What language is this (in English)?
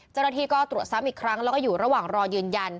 Thai